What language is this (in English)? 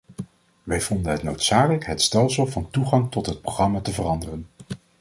Dutch